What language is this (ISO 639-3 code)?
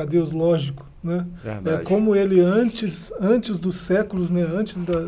por